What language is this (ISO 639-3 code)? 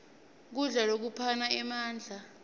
ssw